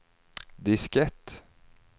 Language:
Swedish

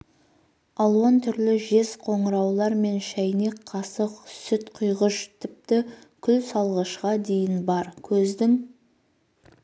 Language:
Kazakh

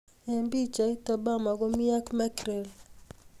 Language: Kalenjin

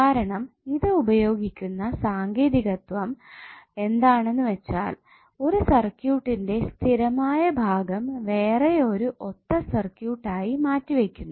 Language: Malayalam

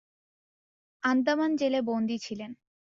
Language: Bangla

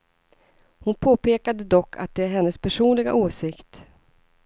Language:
Swedish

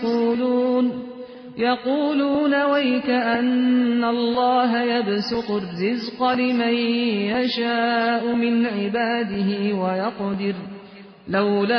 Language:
Persian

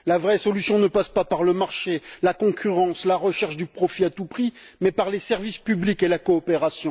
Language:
French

